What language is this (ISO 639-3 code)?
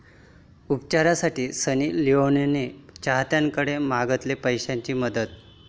mar